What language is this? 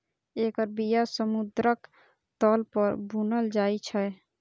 Maithili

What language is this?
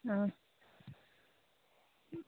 Manipuri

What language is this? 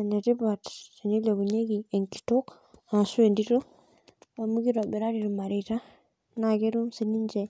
Masai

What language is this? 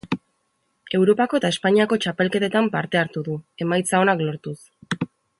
Basque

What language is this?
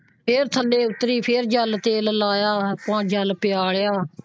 Punjabi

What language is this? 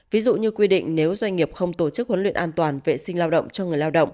Vietnamese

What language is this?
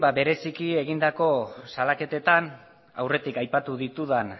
Basque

